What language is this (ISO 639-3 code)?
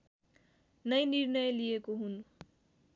nep